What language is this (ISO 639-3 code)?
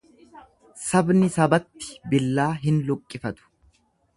orm